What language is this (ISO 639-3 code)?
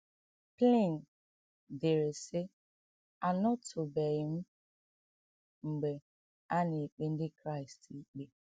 ibo